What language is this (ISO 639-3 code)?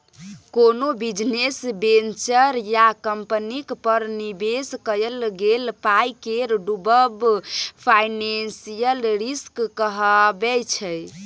mai